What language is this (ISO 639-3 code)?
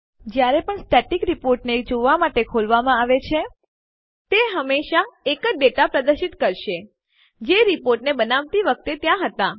guj